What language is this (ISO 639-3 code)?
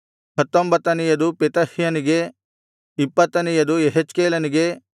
kan